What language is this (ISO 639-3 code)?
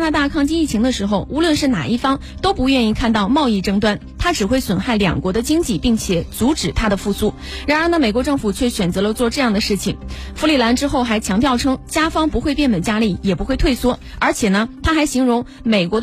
zho